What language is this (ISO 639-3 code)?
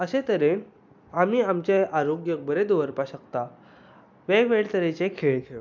kok